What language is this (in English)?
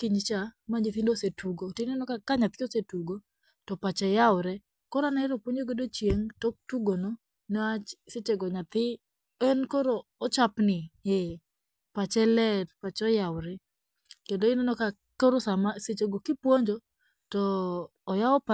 Luo (Kenya and Tanzania)